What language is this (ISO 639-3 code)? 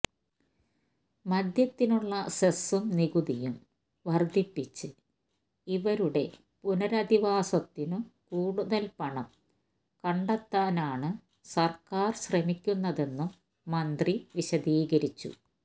mal